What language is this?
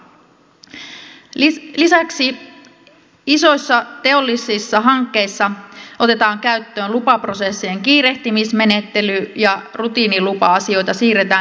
Finnish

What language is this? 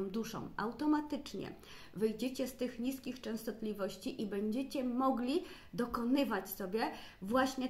Polish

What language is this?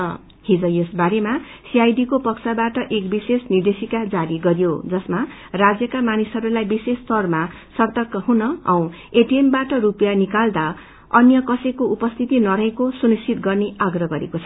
Nepali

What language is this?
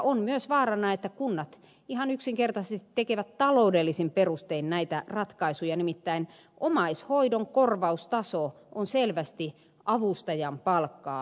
Finnish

